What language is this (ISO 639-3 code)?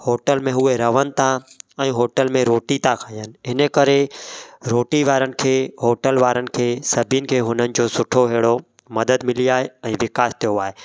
snd